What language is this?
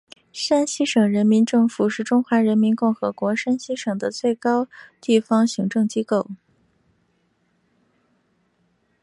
Chinese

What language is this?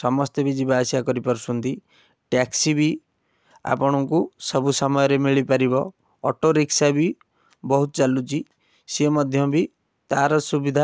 Odia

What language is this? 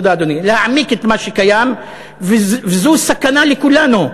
Hebrew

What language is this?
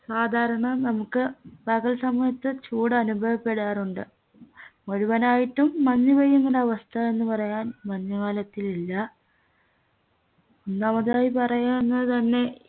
Malayalam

